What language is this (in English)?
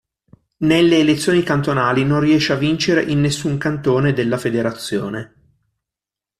Italian